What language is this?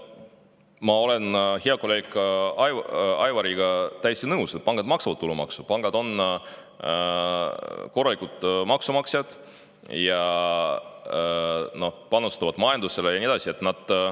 Estonian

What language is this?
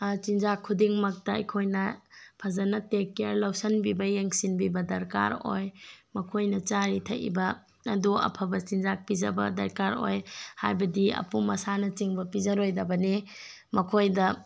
Manipuri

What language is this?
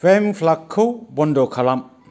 Bodo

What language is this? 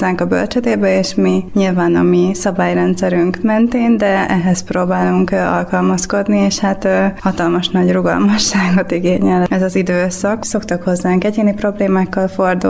Hungarian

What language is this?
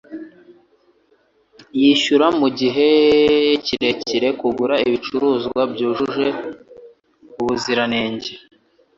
Kinyarwanda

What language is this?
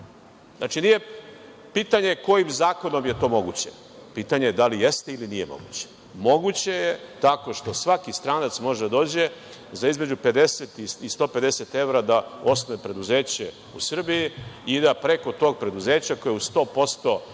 Serbian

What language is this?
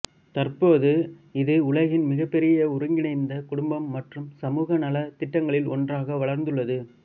Tamil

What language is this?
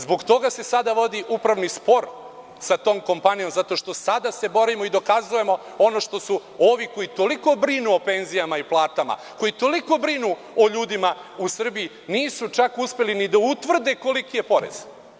Serbian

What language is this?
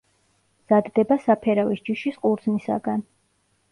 Georgian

